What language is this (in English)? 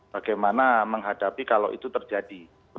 Indonesian